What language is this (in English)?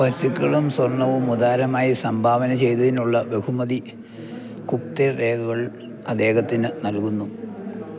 Malayalam